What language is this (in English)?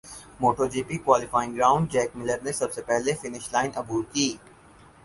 Urdu